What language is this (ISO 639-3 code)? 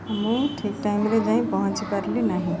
ori